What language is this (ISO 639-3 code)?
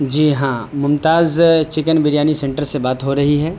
urd